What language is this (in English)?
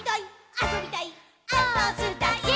Japanese